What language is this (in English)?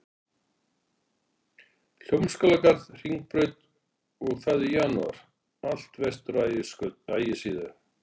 Icelandic